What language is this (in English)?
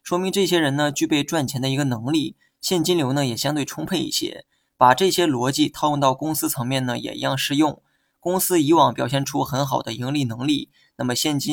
Chinese